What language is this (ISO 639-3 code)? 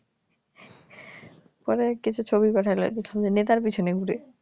ben